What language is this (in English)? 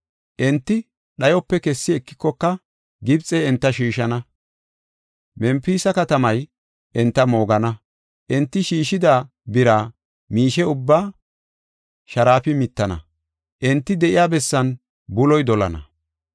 Gofa